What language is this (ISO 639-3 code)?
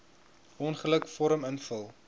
afr